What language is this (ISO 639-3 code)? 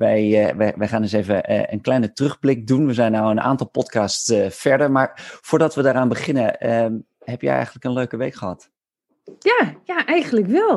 nld